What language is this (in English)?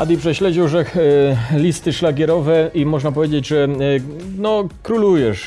Polish